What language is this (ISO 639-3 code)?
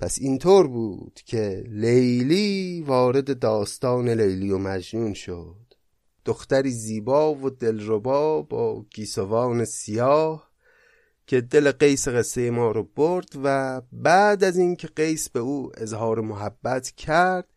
fas